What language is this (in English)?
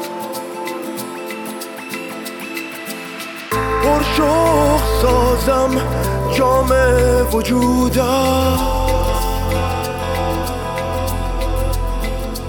Persian